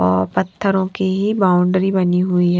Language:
Hindi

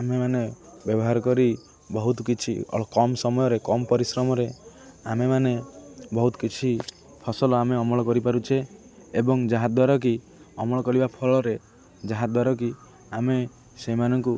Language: Odia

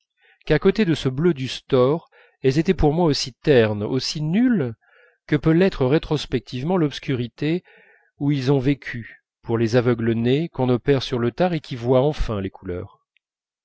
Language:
French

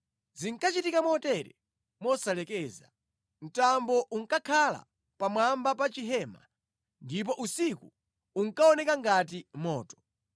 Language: Nyanja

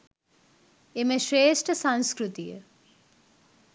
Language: Sinhala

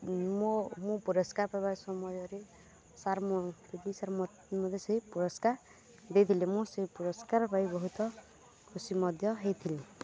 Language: Odia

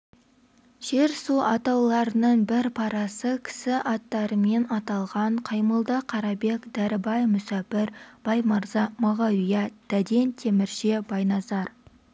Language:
Kazakh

